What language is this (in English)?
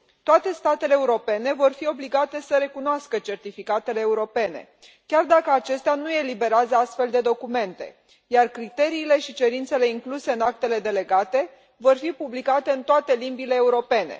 Romanian